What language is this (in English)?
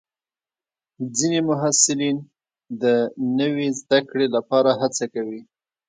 Pashto